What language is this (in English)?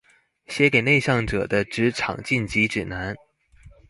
Chinese